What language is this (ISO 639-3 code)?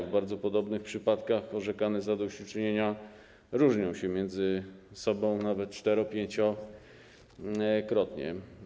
pol